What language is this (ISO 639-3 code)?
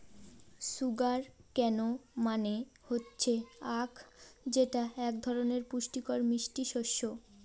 ben